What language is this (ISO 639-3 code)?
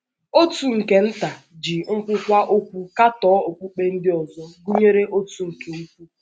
ibo